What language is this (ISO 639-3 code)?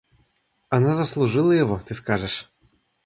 rus